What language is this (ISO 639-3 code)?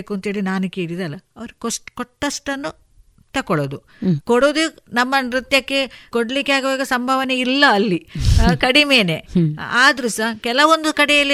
kan